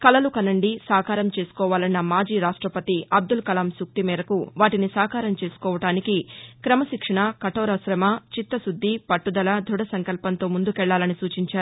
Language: Telugu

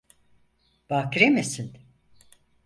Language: Turkish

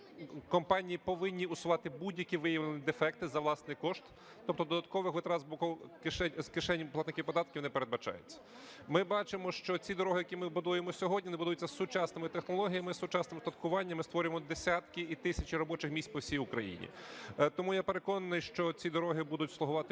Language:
Ukrainian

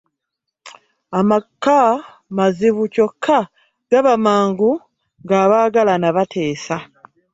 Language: Ganda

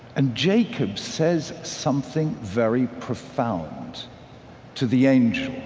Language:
English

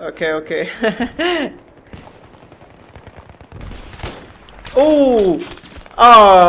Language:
Arabic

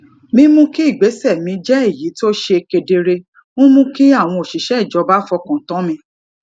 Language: Yoruba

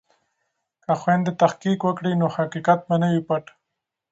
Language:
Pashto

